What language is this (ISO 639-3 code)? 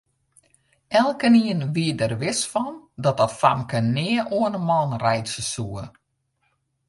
fry